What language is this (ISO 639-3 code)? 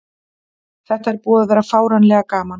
isl